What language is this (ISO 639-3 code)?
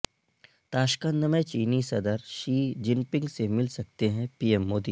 urd